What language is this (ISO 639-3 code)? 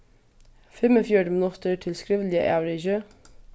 fao